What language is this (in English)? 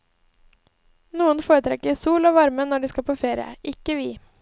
Norwegian